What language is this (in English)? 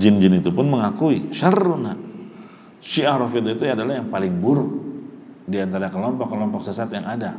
Indonesian